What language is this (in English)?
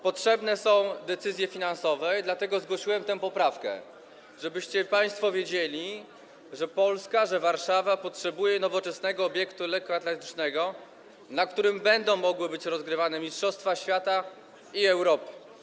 Polish